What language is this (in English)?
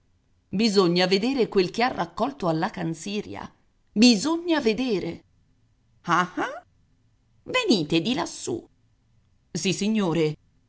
Italian